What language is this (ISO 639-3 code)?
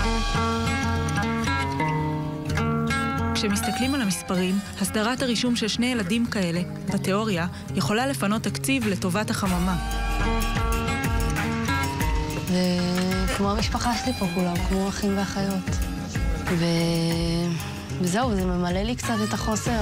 heb